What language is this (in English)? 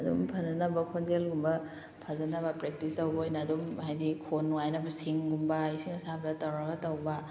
Manipuri